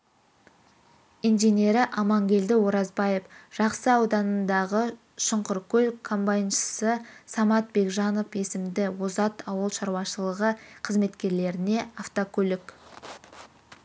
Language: Kazakh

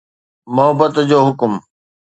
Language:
Sindhi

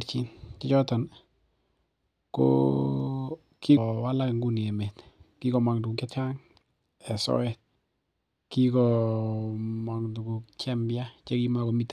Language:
Kalenjin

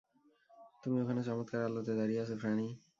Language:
Bangla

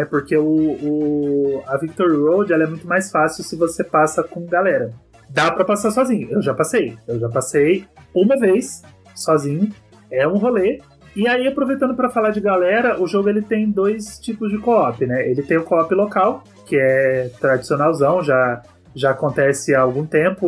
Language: Portuguese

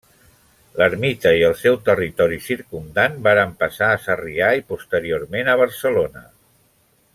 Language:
Catalan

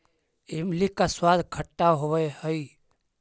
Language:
Magahi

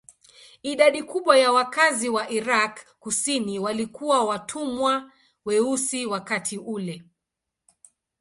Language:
Swahili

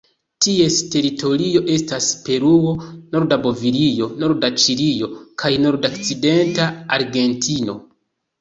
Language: Esperanto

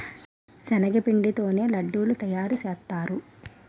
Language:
Telugu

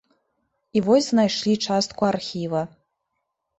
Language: Belarusian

